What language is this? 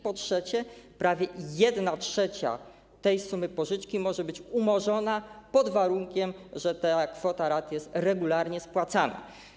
Polish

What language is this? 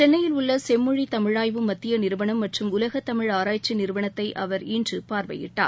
Tamil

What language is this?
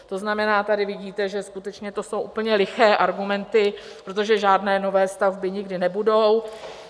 Czech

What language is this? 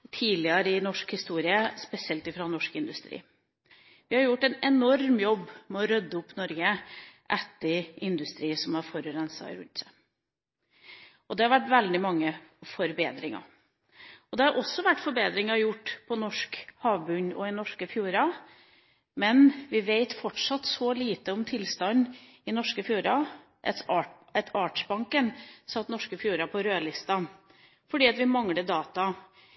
Norwegian Bokmål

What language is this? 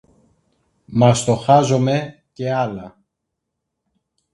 Greek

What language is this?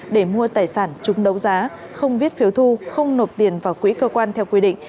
Vietnamese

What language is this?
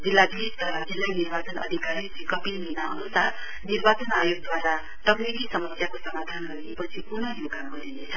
Nepali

